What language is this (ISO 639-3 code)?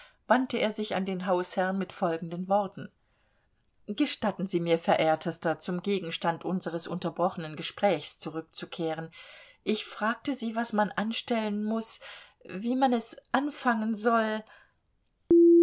deu